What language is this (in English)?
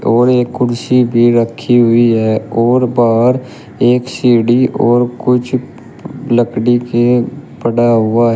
Hindi